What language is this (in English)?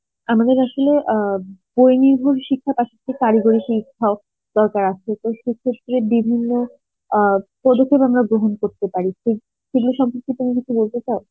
Bangla